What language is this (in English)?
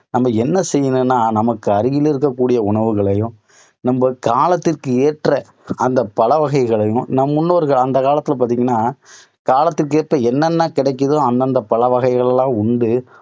Tamil